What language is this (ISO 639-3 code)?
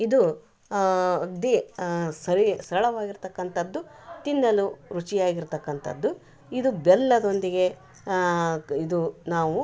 kan